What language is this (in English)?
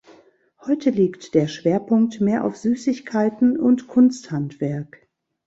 German